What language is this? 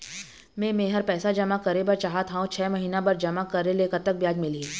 Chhattisgarhi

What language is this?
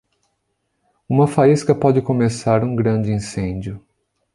Portuguese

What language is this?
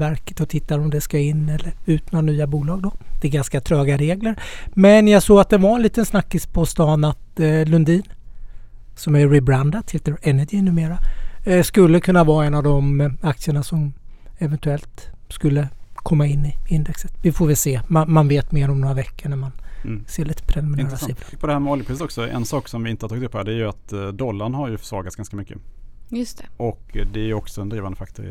Swedish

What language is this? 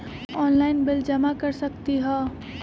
Magahi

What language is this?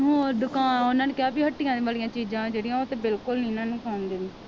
Punjabi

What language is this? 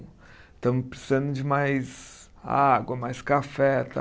Portuguese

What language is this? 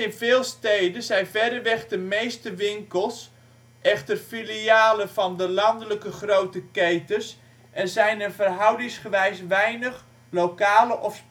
Dutch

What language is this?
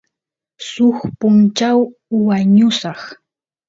Santiago del Estero Quichua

